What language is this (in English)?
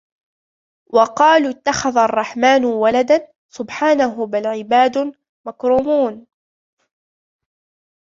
Arabic